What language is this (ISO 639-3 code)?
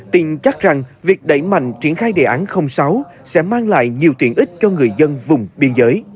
vie